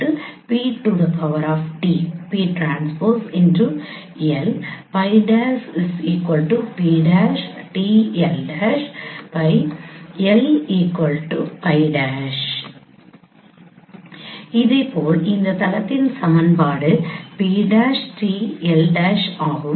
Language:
Tamil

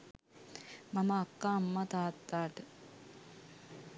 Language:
Sinhala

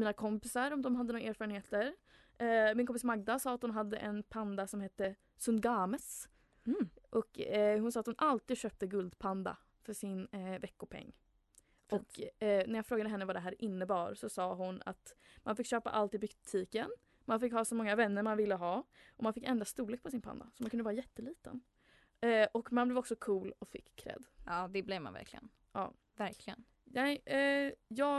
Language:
Swedish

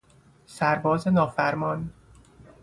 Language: Persian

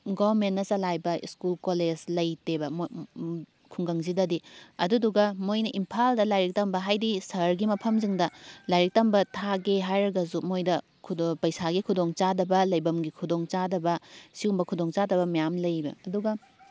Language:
Manipuri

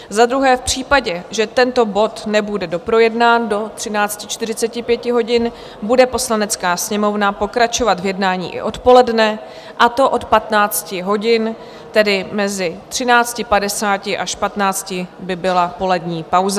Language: Czech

